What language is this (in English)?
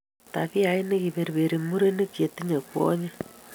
Kalenjin